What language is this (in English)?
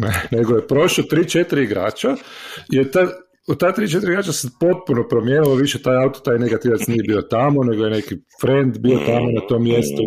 Croatian